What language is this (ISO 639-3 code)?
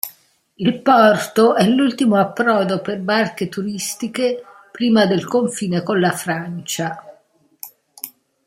ita